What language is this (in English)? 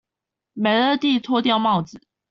Chinese